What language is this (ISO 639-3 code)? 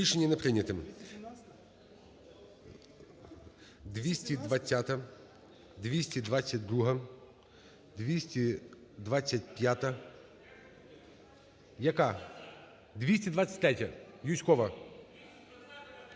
ukr